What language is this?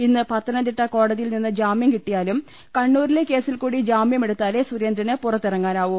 Malayalam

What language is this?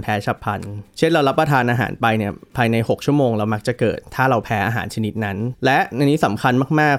Thai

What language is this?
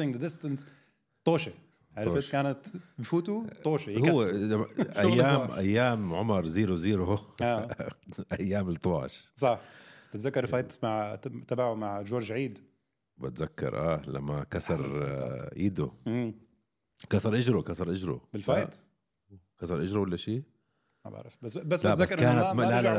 Arabic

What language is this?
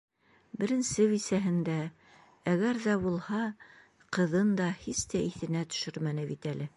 Bashkir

